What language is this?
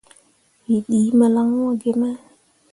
Mundang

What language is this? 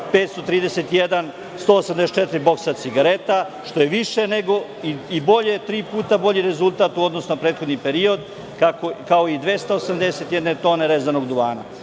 Serbian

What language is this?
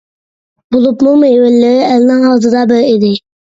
Uyghur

